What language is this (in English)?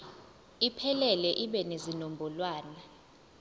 Zulu